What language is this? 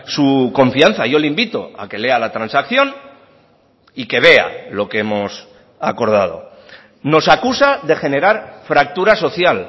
Spanish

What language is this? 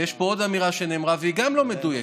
Hebrew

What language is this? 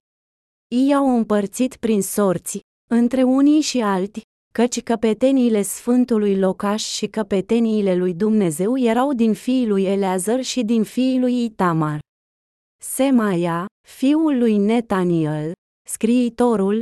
Romanian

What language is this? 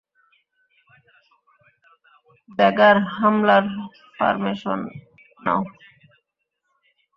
Bangla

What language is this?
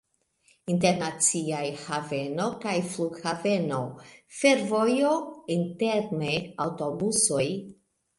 Esperanto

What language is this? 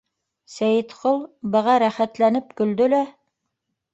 Bashkir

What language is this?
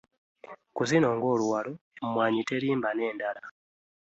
Ganda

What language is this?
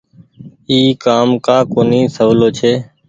Goaria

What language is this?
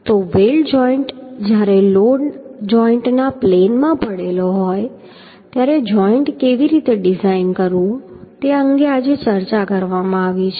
Gujarati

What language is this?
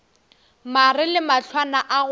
Northern Sotho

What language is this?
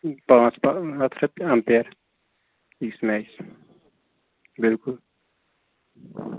Kashmiri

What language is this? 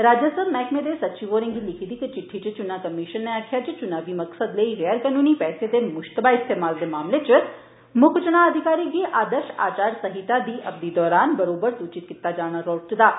Dogri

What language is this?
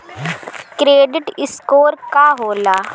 Bhojpuri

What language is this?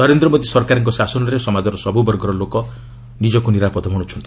Odia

